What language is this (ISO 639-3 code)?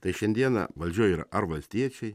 lit